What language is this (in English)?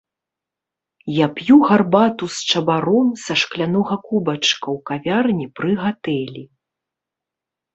Belarusian